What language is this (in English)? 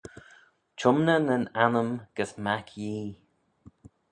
Manx